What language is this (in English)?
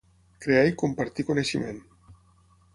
Catalan